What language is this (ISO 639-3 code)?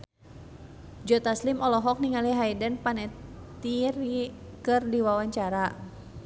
sun